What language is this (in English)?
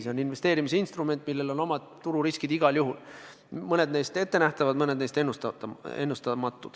Estonian